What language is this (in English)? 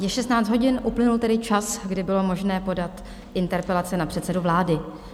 Czech